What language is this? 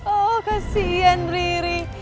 Indonesian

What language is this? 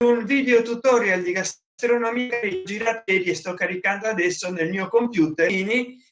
Italian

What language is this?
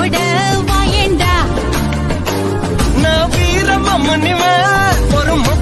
Romanian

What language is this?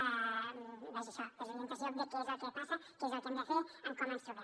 Catalan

